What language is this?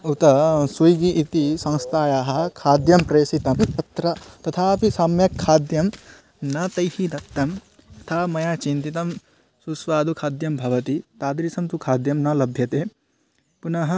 Sanskrit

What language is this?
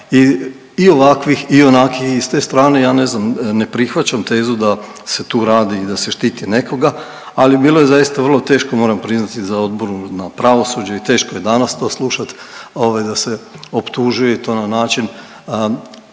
Croatian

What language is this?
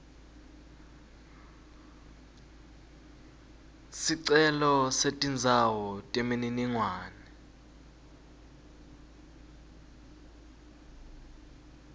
Swati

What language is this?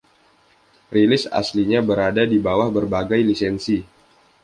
Indonesian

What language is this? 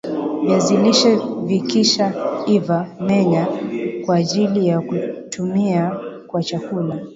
Swahili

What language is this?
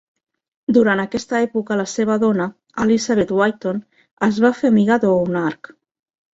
Catalan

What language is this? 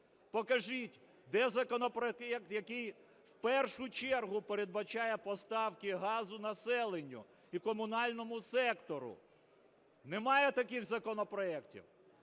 Ukrainian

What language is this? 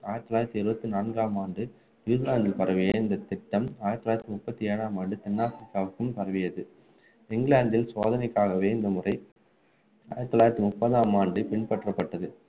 Tamil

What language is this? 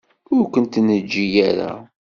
Kabyle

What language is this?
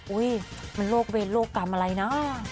Thai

